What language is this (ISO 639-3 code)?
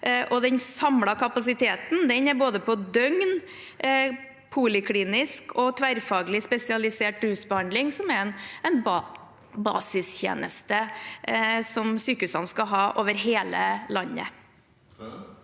nor